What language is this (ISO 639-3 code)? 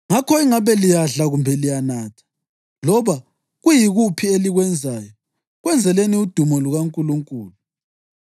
nde